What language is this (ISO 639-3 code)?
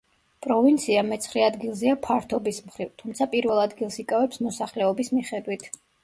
kat